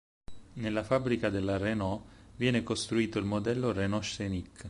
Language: Italian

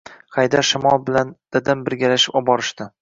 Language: Uzbek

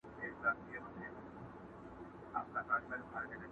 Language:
Pashto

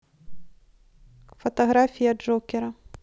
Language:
Russian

